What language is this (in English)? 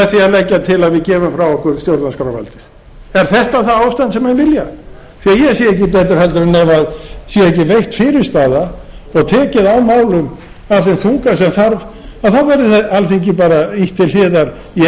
Icelandic